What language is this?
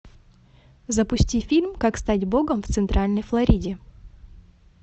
Russian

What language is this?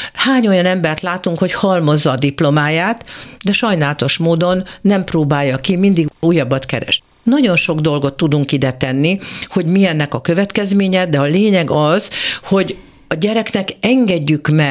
Hungarian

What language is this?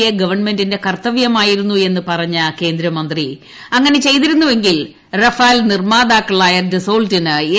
Malayalam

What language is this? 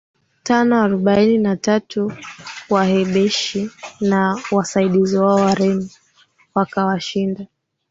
Swahili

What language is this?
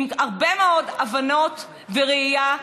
Hebrew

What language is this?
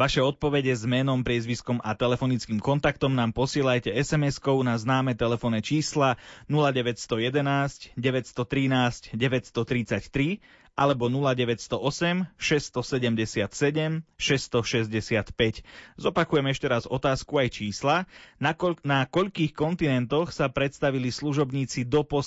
Slovak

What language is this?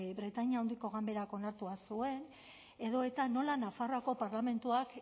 Basque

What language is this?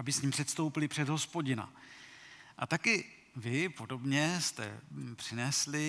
Czech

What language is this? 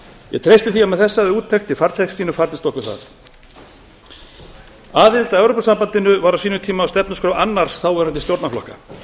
Icelandic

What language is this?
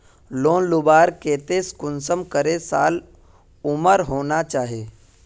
Magahi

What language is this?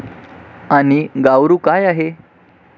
Marathi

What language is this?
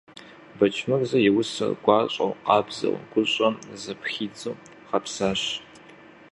Kabardian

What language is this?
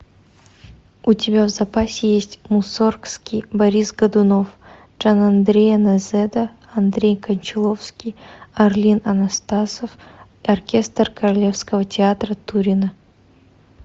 Russian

